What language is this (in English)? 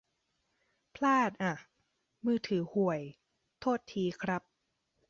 Thai